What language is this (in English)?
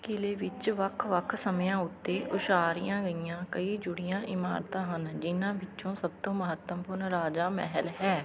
Punjabi